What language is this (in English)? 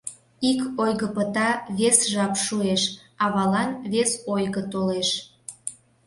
Mari